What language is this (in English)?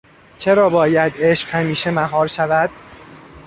Persian